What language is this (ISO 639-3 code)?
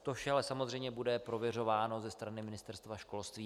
ces